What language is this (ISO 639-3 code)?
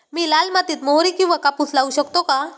mar